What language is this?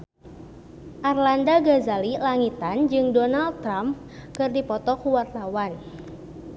Sundanese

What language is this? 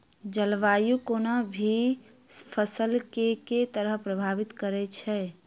Maithili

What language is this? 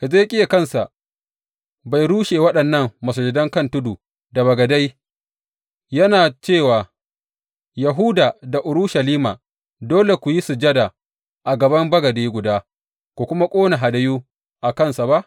Hausa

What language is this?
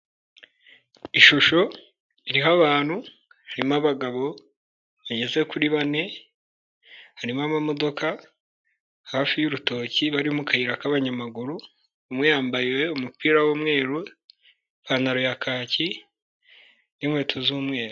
Kinyarwanda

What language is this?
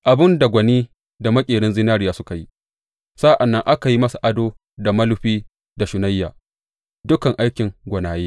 Hausa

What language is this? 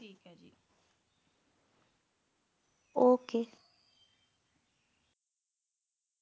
Punjabi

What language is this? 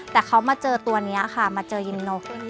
Thai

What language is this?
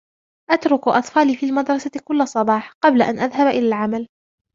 Arabic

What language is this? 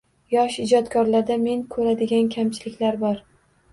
Uzbek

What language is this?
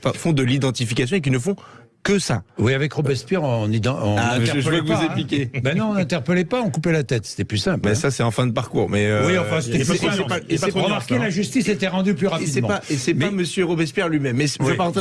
French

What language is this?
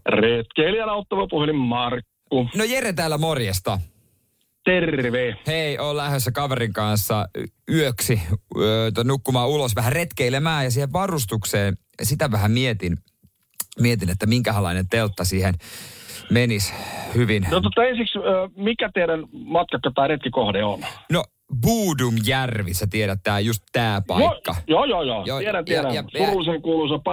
Finnish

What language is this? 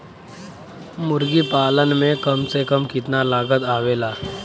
Bhojpuri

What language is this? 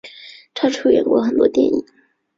Chinese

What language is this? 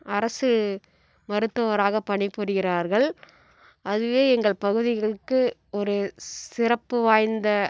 Tamil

